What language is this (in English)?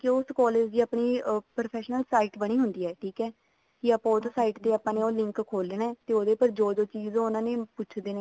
Punjabi